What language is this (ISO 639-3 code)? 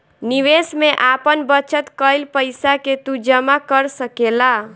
bho